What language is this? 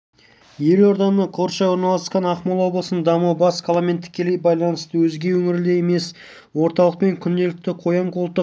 Kazakh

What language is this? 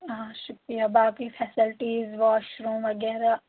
Kashmiri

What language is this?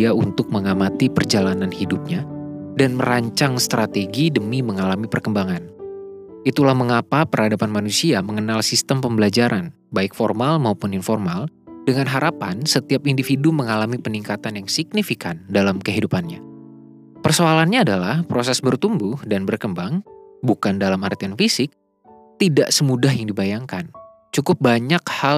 Indonesian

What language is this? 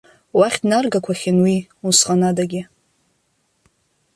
Abkhazian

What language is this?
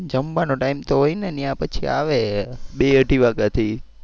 Gujarati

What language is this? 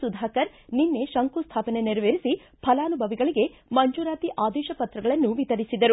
Kannada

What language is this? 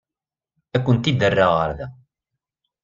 Kabyle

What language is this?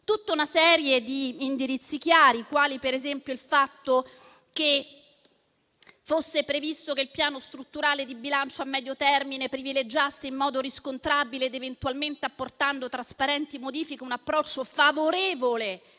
Italian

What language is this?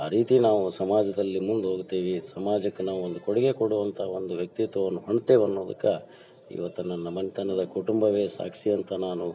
Kannada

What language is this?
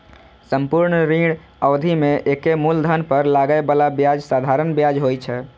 Maithili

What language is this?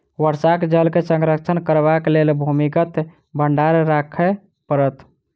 Maithili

